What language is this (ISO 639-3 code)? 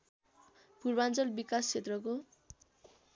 nep